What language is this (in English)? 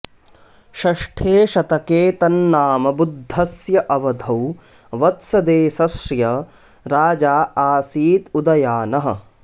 Sanskrit